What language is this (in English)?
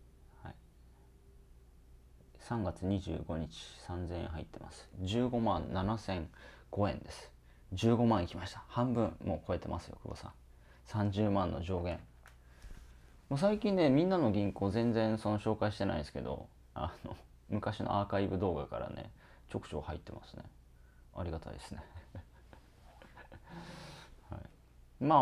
Japanese